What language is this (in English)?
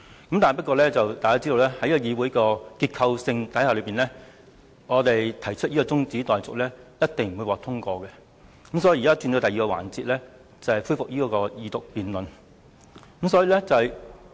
Cantonese